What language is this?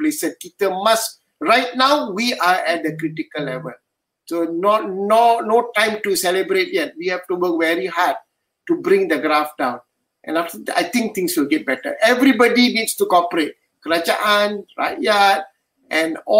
Malay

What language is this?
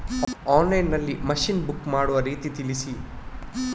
Kannada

